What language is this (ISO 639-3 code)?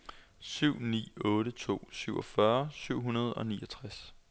dan